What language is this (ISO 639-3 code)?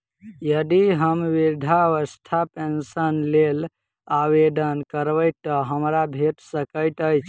mai